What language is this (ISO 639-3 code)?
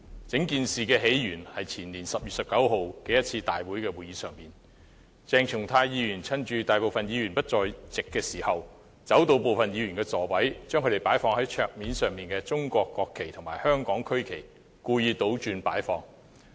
yue